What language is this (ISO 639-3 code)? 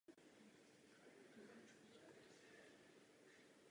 ces